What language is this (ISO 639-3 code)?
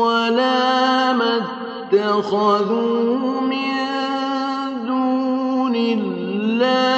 ara